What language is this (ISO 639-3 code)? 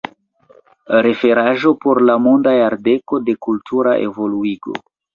epo